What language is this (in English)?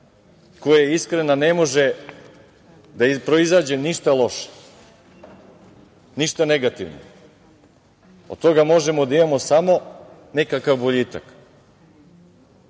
Serbian